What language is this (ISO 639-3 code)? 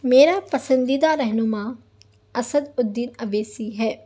urd